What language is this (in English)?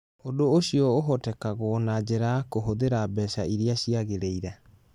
Kikuyu